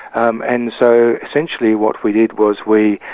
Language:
English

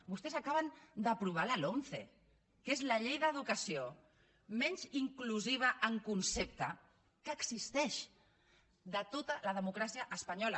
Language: Catalan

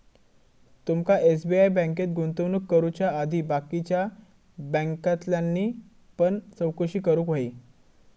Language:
Marathi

